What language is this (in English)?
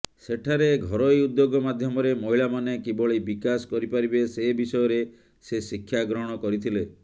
Odia